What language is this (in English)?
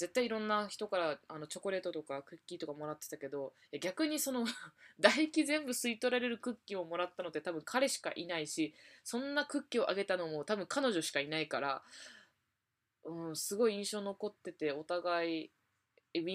Japanese